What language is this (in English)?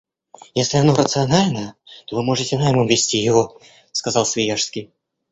Russian